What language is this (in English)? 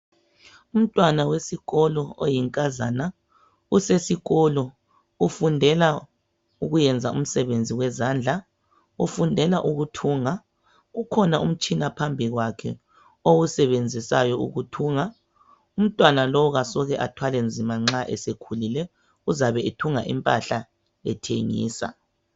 North Ndebele